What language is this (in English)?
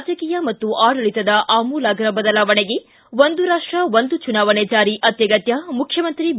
Kannada